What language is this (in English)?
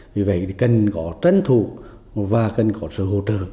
Vietnamese